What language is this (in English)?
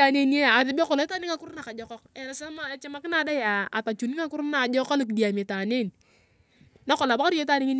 Turkana